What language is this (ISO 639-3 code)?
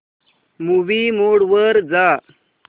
mar